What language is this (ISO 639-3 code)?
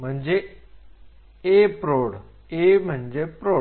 mar